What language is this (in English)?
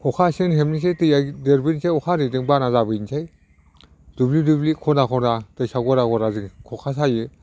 Bodo